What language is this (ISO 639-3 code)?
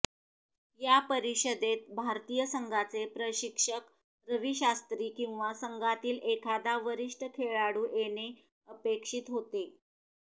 mar